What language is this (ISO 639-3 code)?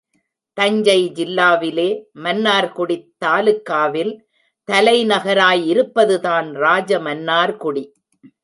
tam